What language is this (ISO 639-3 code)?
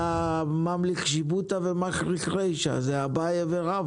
heb